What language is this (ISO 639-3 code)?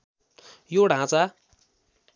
nep